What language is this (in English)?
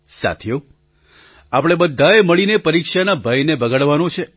Gujarati